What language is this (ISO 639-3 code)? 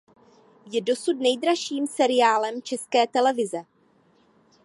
ces